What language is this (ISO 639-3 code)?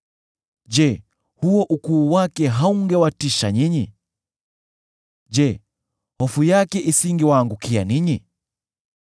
swa